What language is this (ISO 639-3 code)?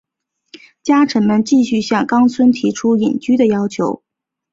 zho